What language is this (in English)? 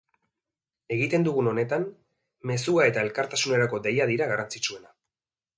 Basque